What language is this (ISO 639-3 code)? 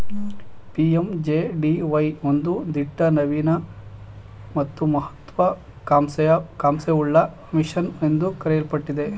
kan